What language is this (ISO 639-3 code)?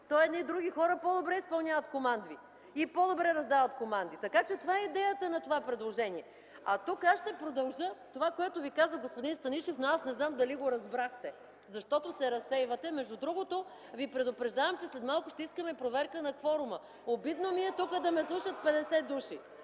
bul